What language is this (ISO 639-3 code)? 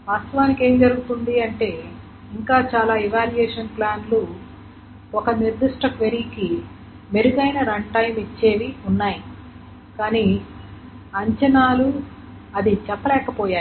tel